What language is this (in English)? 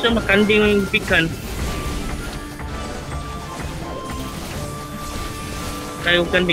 Filipino